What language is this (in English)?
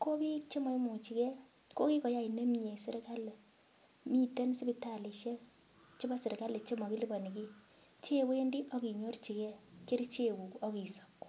Kalenjin